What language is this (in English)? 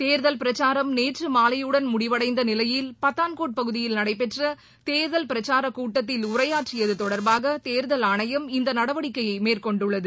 Tamil